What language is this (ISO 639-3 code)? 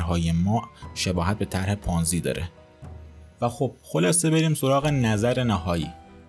fas